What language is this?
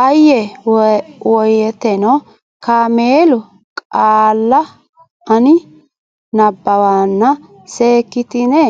Sidamo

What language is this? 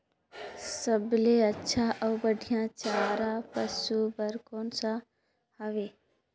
Chhattisgarhi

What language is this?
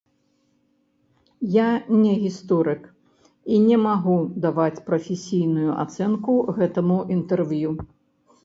Belarusian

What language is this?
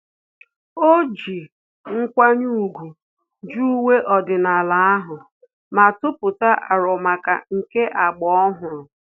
Igbo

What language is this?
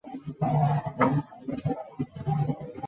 Chinese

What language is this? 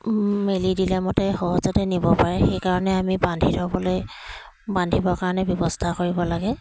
Assamese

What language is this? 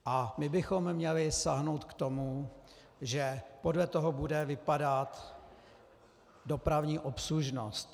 Czech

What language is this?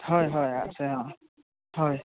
Assamese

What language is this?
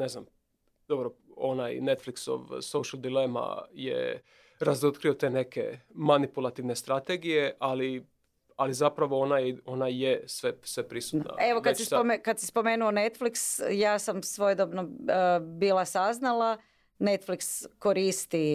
Croatian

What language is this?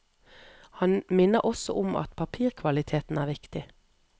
Norwegian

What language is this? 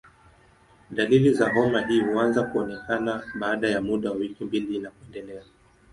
Swahili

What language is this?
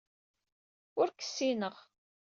Kabyle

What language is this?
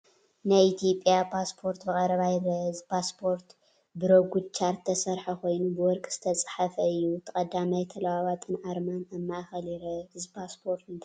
Tigrinya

